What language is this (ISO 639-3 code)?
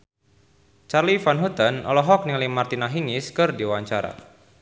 sun